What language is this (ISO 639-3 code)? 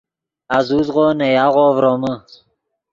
ydg